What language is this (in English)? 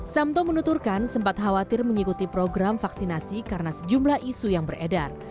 Indonesian